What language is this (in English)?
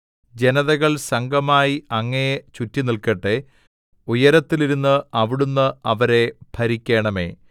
Malayalam